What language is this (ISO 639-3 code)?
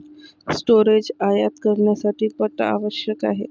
mar